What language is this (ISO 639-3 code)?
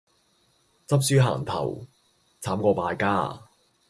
yue